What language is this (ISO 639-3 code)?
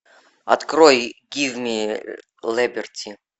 rus